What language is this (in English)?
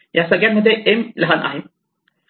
Marathi